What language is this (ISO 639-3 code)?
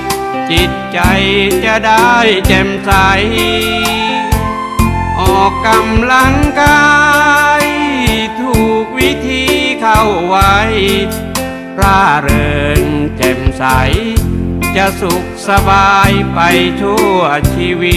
tha